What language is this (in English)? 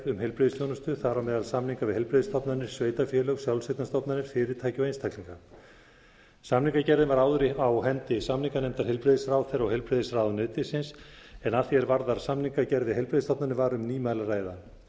Icelandic